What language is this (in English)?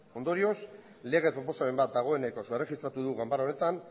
Basque